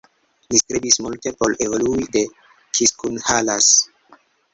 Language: Esperanto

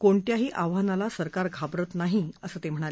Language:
Marathi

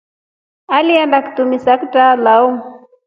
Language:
Rombo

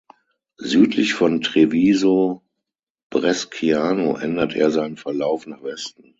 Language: German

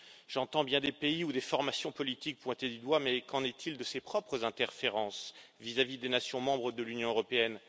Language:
French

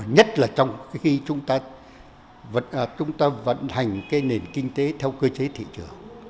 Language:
Vietnamese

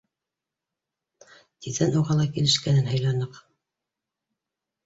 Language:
Bashkir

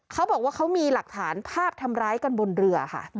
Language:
Thai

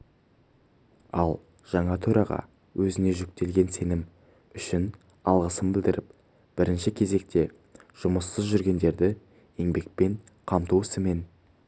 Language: Kazakh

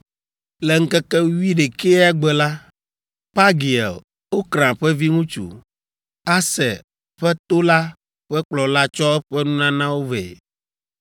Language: Ewe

